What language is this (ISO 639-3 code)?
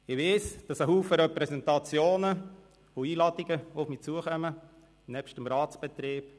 gsw